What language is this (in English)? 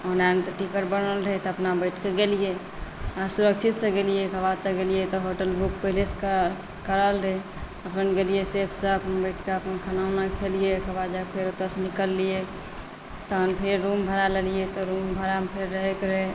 Maithili